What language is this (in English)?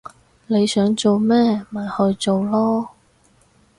Cantonese